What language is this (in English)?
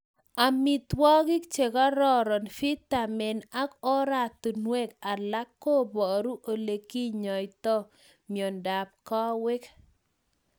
Kalenjin